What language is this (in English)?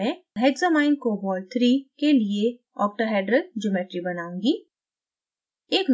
Hindi